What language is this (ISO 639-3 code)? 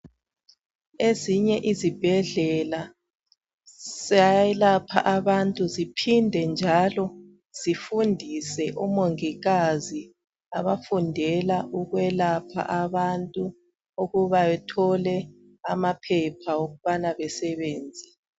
nde